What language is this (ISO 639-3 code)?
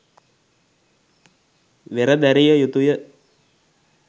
sin